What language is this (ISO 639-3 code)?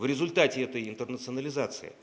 rus